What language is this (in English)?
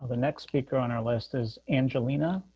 English